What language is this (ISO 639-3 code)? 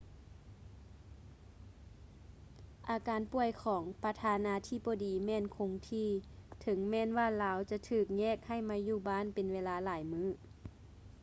lao